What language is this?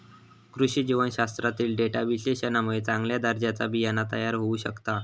Marathi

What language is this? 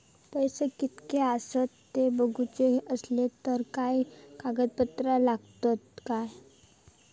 Marathi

